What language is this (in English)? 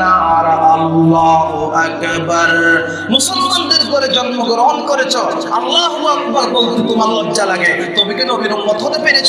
Turkish